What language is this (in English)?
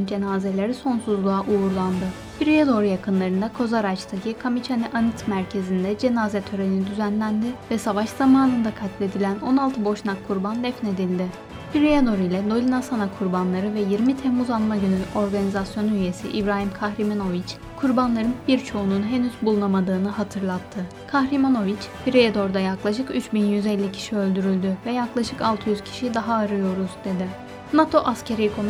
Turkish